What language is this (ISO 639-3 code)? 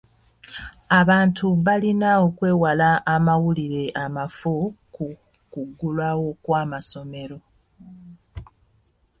lug